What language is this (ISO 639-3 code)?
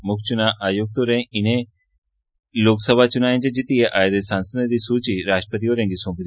doi